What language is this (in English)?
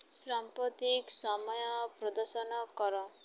Odia